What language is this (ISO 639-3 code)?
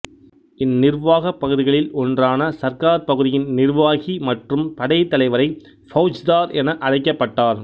tam